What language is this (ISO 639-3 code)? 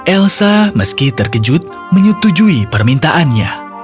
ind